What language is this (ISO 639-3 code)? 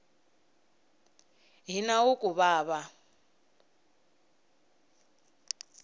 tso